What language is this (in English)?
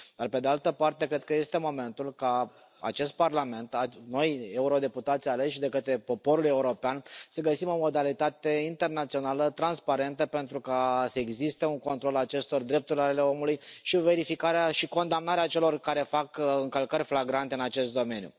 Romanian